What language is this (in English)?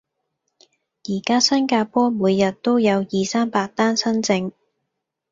Cantonese